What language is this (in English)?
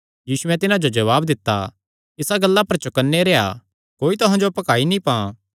Kangri